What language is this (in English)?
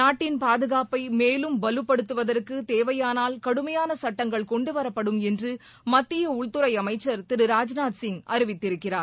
Tamil